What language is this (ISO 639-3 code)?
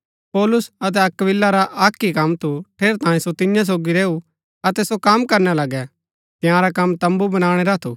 gbk